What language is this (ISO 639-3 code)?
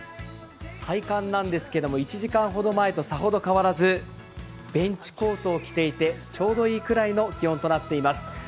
jpn